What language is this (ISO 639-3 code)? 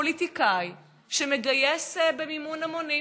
heb